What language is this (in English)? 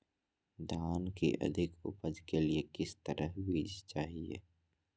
Magahi